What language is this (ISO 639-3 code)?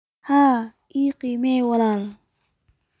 som